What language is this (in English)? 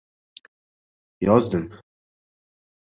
Uzbek